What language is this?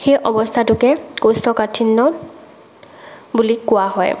Assamese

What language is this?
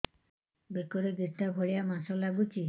Odia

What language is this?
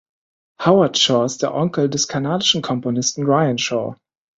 German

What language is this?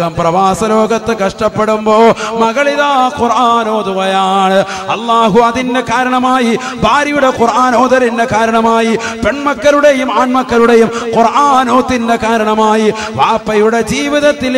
Malayalam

